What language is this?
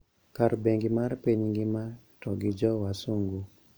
Luo (Kenya and Tanzania)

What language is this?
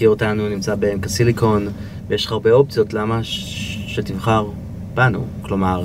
Hebrew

